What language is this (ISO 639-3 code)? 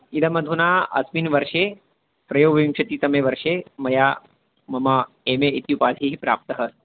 san